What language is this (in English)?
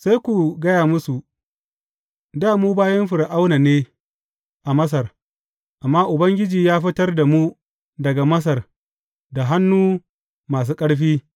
Hausa